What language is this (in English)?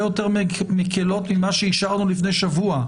Hebrew